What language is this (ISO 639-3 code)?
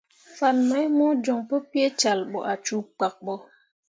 mua